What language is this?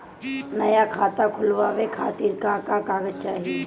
Bhojpuri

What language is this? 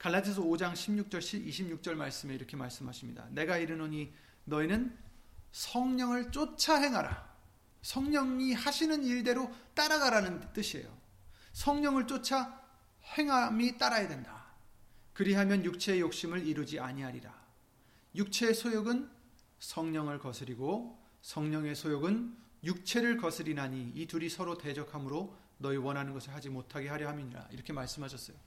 Korean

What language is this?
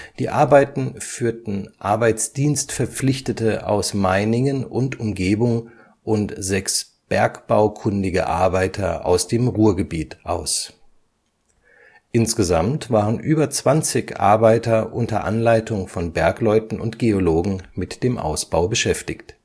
German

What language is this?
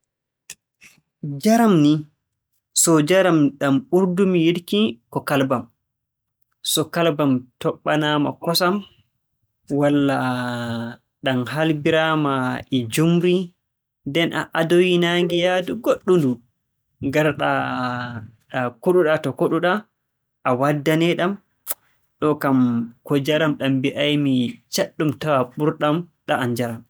Borgu Fulfulde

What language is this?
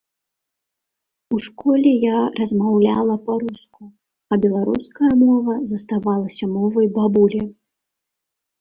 Belarusian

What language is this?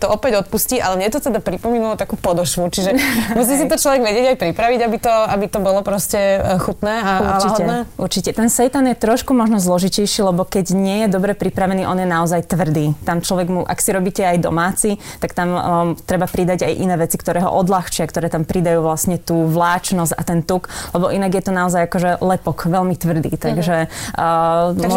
Slovak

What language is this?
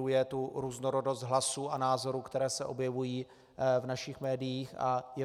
Czech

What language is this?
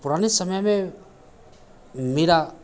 Hindi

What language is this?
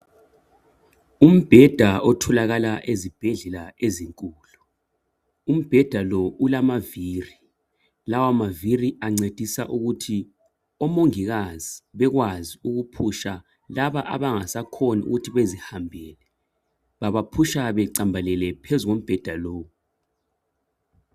North Ndebele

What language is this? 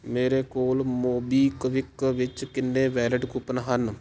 Punjabi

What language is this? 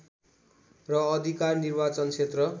Nepali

